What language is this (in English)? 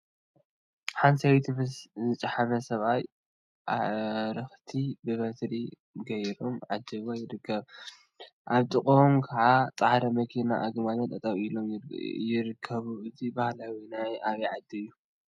Tigrinya